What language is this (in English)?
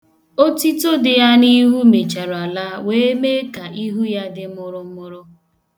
Igbo